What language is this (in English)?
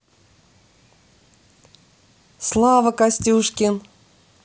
Russian